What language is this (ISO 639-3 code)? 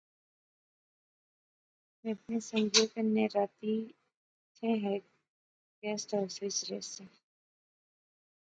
phr